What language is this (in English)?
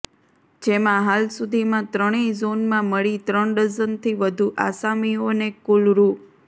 Gujarati